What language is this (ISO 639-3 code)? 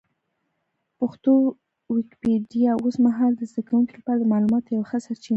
pus